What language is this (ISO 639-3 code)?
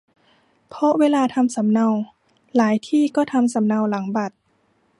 tha